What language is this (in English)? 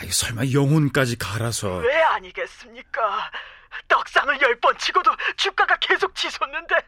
Korean